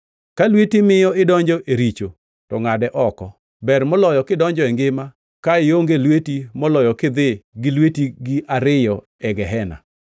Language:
Luo (Kenya and Tanzania)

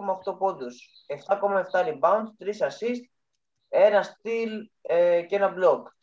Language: Greek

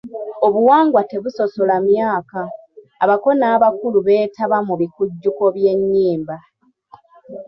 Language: Ganda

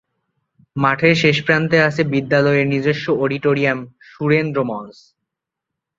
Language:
Bangla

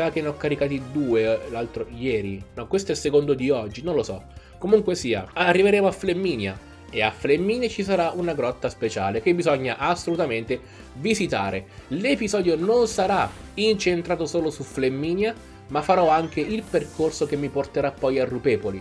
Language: Italian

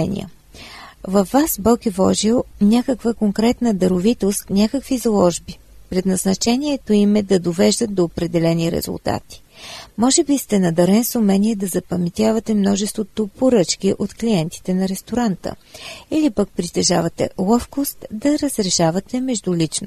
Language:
Bulgarian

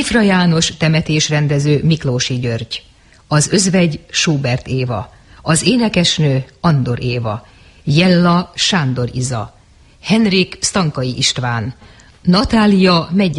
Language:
Hungarian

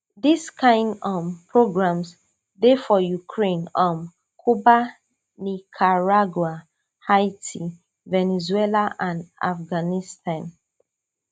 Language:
Nigerian Pidgin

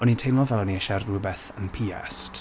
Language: Welsh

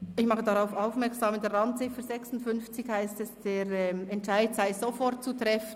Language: Swiss German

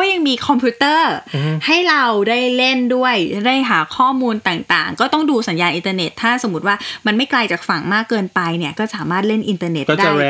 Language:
Thai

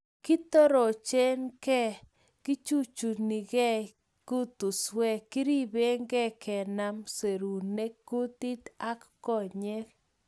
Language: Kalenjin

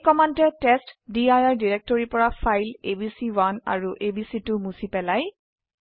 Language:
Assamese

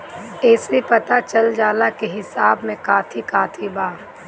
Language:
Bhojpuri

